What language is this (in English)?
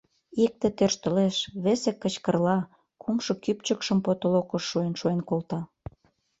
Mari